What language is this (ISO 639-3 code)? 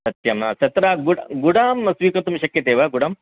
san